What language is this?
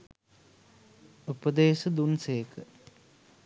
Sinhala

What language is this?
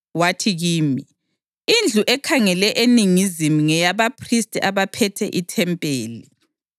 North Ndebele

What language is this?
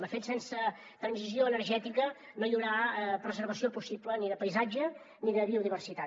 Catalan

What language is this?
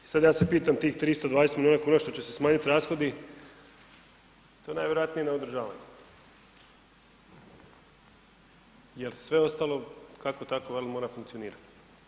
Croatian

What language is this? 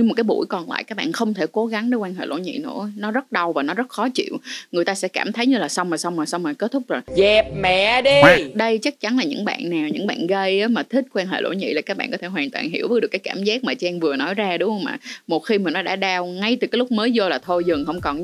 Vietnamese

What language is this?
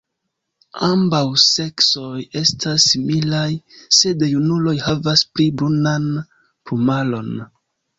Esperanto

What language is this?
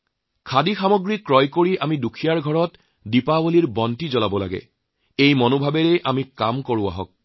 Assamese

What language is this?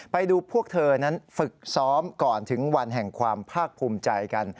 Thai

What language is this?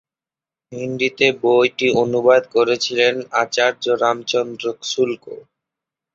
Bangla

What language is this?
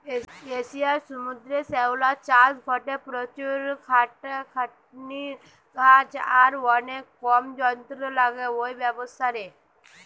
Bangla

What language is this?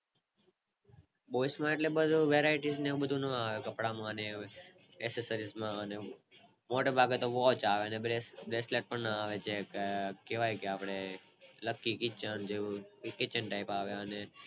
Gujarati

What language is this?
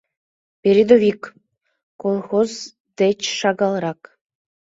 Mari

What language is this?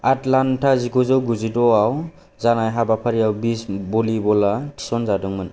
Bodo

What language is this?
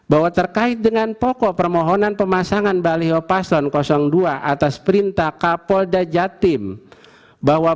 Indonesian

